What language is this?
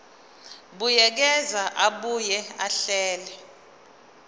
Zulu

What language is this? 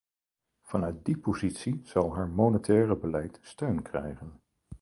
Dutch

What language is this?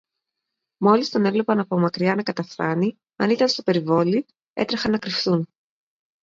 Greek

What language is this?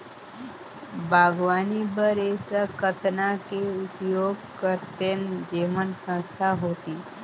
Chhattisgarhi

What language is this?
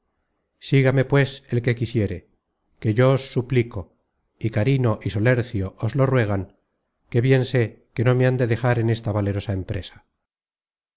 Spanish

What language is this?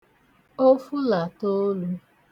Igbo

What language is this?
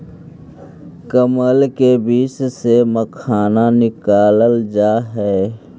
Magahi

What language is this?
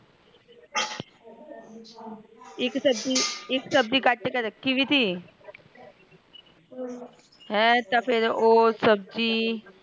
Punjabi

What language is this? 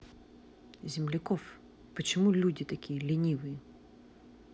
Russian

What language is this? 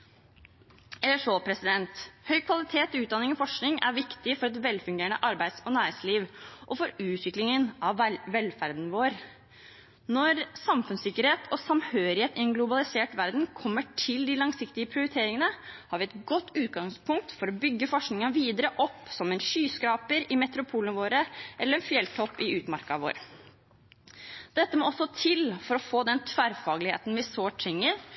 Norwegian Bokmål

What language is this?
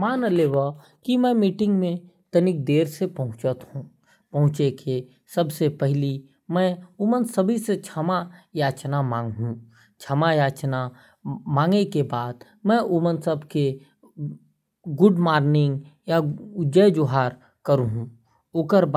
Korwa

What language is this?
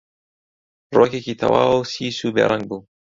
Central Kurdish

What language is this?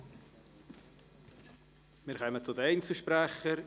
Swiss German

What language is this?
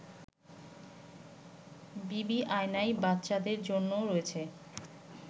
Bangla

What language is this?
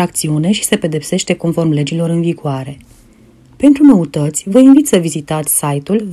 Romanian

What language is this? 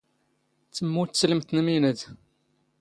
Standard Moroccan Tamazight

